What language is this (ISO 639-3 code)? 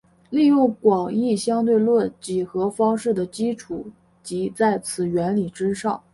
zho